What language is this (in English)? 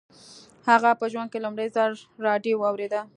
Pashto